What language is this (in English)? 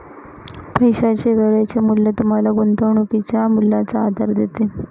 Marathi